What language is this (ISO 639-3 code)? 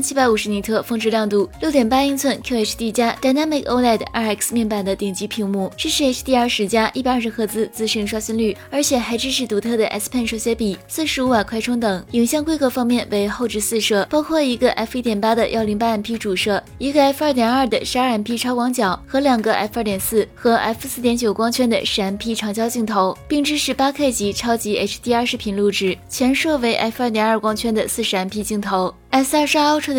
zho